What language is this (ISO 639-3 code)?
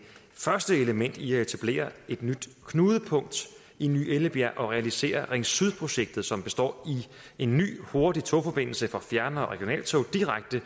dan